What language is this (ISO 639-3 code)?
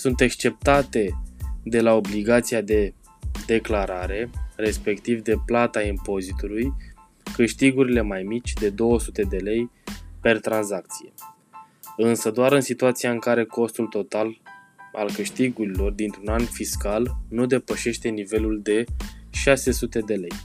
ron